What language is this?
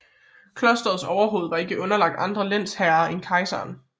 Danish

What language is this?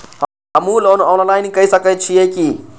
Maithili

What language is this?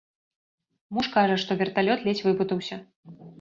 Belarusian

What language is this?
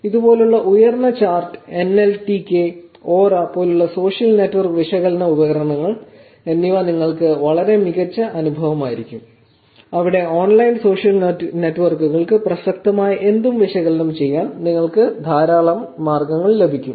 Malayalam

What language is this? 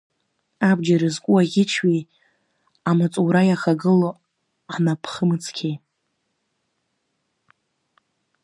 Abkhazian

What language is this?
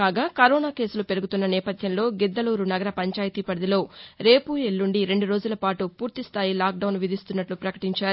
Telugu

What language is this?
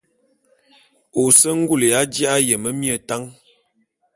Bulu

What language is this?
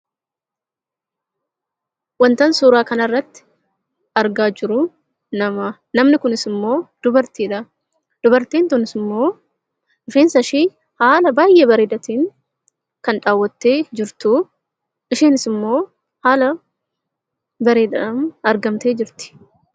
Oromo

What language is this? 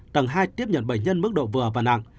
Vietnamese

